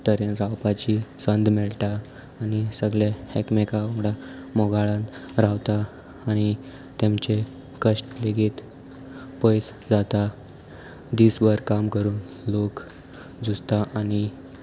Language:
Konkani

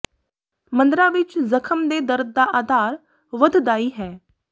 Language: Punjabi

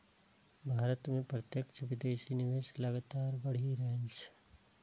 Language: Maithili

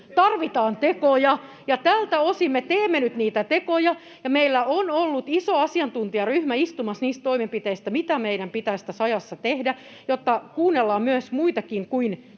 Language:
Finnish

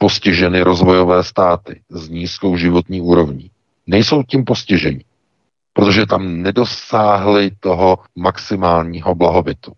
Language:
Czech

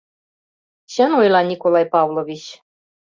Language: Mari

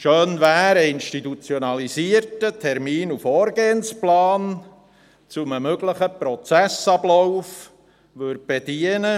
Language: Swiss German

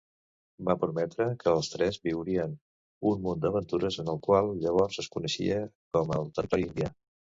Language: Catalan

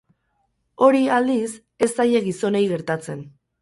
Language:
Basque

